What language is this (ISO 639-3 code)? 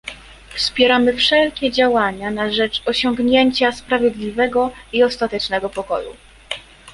pol